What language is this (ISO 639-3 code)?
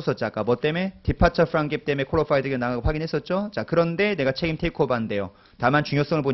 kor